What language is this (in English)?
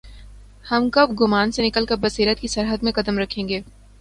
Urdu